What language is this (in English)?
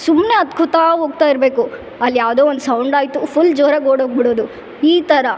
Kannada